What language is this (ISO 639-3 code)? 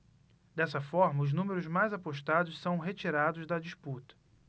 por